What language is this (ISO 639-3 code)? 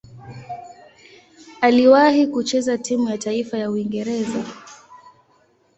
swa